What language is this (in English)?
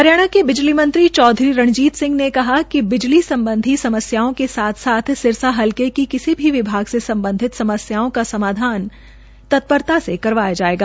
Hindi